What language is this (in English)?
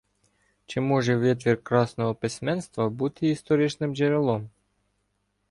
Ukrainian